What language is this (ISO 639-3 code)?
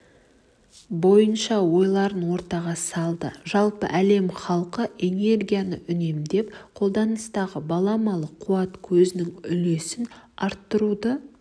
kaz